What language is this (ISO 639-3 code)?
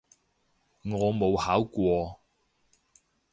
yue